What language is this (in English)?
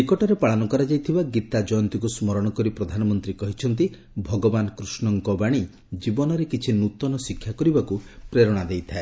Odia